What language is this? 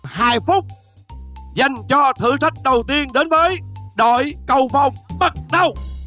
Vietnamese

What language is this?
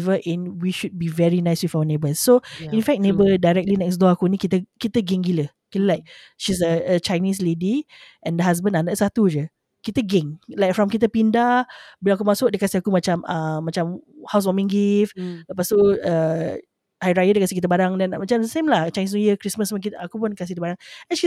Malay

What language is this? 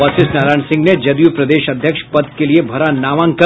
Hindi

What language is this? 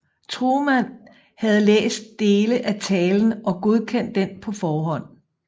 Danish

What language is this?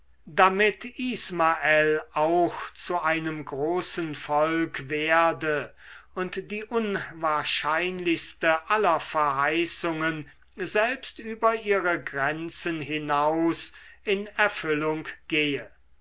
German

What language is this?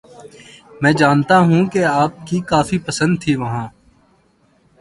Urdu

